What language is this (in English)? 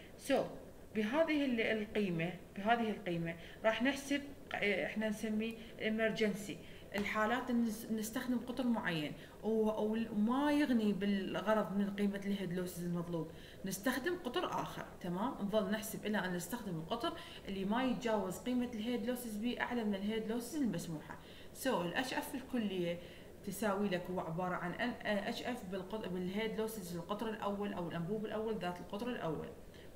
Arabic